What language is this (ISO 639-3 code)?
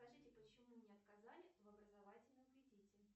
rus